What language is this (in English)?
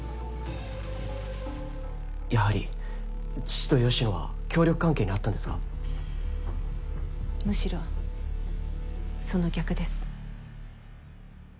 Japanese